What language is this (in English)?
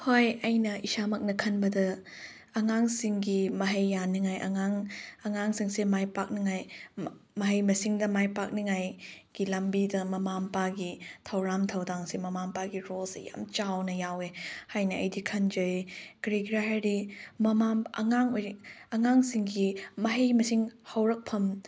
Manipuri